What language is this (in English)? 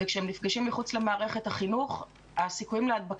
Hebrew